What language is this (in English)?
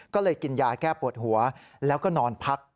Thai